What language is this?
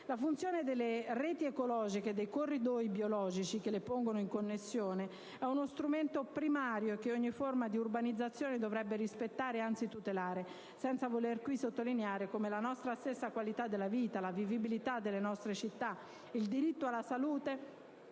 Italian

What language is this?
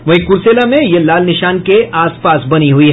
Hindi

